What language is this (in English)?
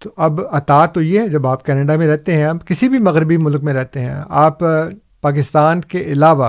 Urdu